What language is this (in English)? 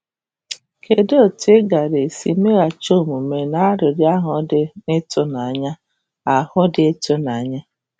Igbo